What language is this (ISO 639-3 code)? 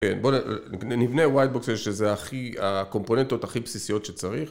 heb